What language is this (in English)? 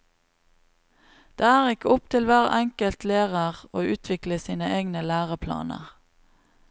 Norwegian